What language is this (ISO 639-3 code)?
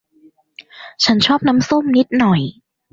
tha